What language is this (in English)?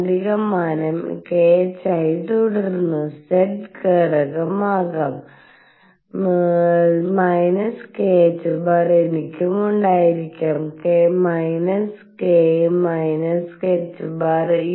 Malayalam